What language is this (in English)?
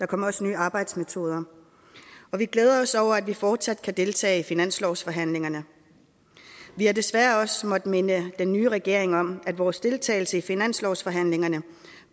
Danish